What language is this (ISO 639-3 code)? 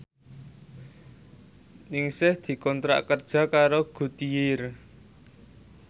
jav